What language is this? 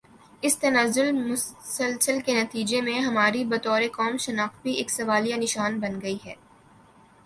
Urdu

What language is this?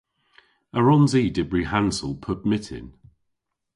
Cornish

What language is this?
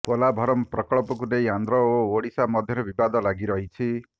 Odia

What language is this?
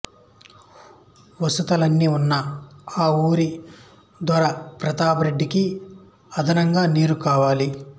Telugu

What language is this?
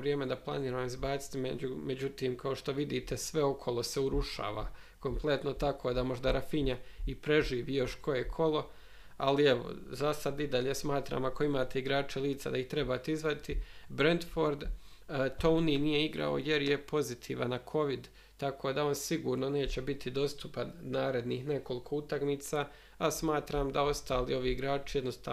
Croatian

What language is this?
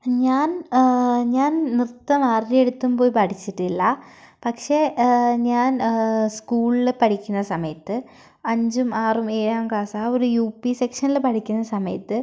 Malayalam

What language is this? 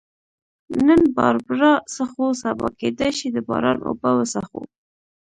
Pashto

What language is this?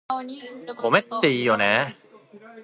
Japanese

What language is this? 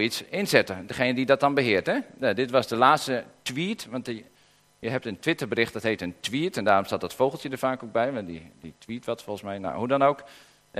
Dutch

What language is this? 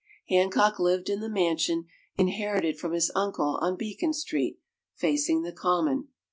English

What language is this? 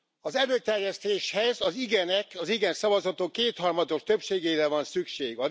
Hungarian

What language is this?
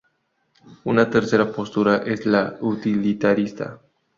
Spanish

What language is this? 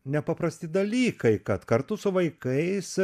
Lithuanian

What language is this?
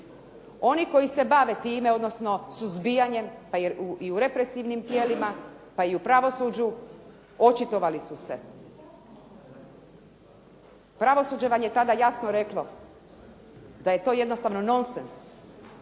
Croatian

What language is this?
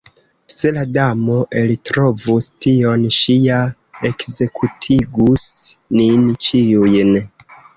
Esperanto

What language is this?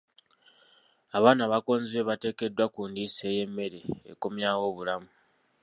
Ganda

